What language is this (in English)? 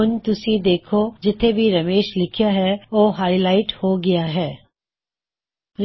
Punjabi